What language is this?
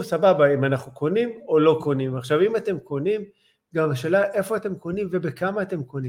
Hebrew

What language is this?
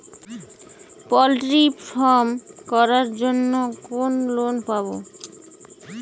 Bangla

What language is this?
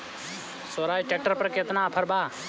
Bhojpuri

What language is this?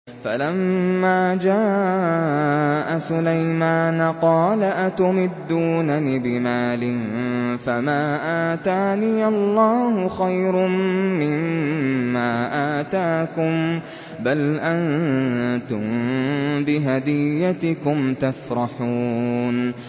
Arabic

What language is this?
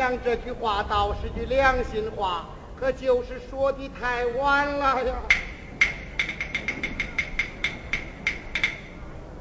Chinese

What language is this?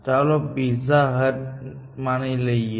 Gujarati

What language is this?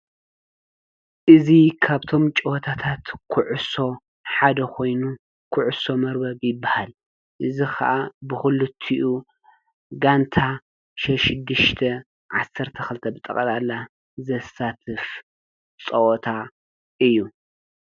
Tigrinya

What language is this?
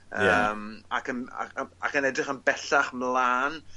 Welsh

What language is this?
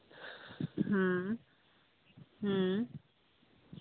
Santali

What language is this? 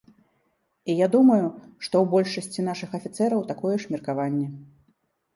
Belarusian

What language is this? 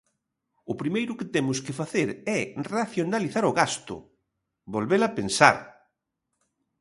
Galician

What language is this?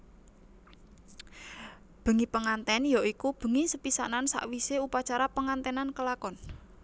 Javanese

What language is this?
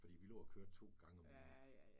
Danish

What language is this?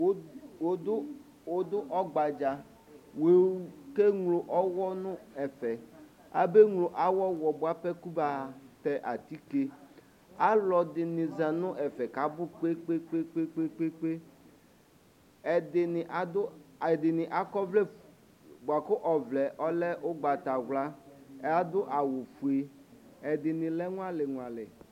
Ikposo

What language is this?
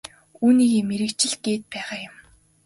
Mongolian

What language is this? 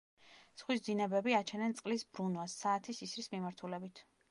Georgian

